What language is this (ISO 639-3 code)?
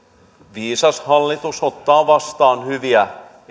fin